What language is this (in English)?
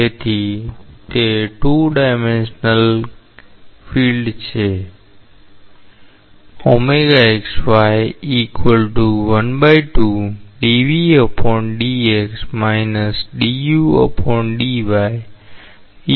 Gujarati